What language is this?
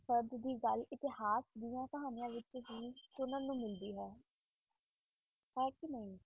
Punjabi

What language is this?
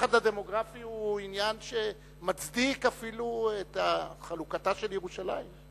Hebrew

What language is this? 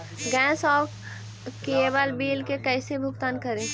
Magahi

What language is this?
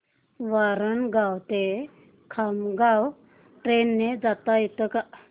Marathi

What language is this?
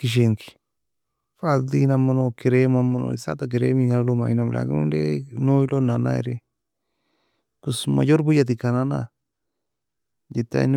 Nobiin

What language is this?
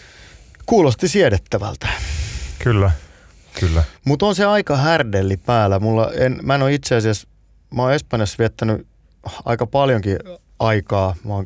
Finnish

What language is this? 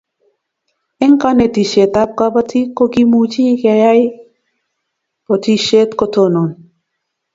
Kalenjin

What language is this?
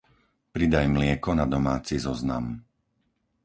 Slovak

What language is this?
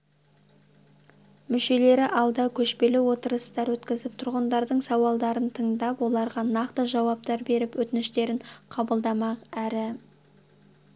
Kazakh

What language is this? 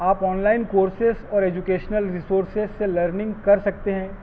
Urdu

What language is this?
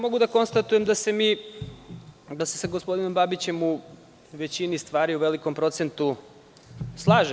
Serbian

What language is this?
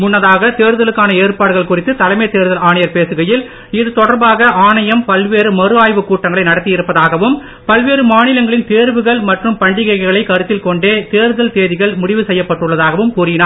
Tamil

